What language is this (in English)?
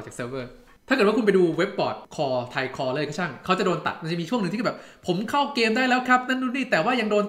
Thai